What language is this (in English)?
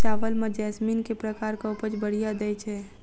Maithili